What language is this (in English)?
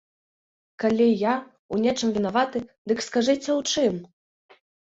Belarusian